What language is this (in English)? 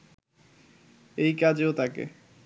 Bangla